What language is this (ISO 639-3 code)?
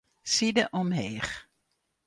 fry